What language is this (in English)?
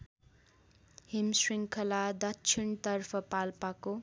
Nepali